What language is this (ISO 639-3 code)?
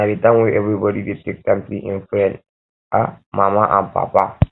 pcm